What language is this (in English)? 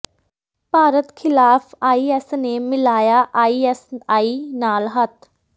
Punjabi